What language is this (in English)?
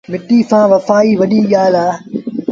Sindhi Bhil